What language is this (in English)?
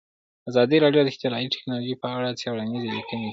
Pashto